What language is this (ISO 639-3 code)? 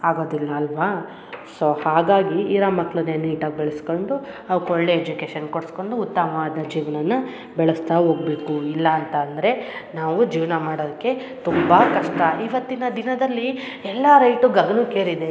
kan